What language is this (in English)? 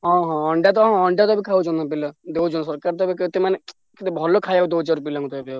Odia